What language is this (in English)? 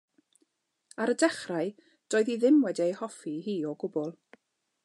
Welsh